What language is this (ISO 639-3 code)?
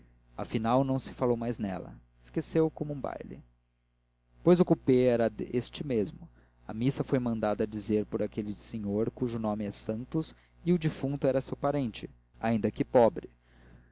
por